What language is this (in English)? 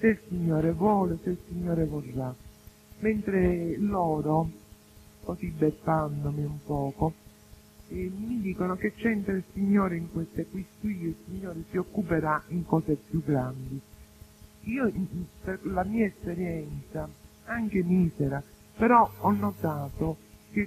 Italian